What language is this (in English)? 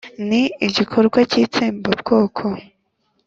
Kinyarwanda